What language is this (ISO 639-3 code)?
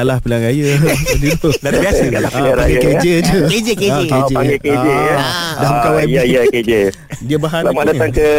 msa